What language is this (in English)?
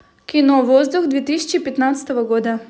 Russian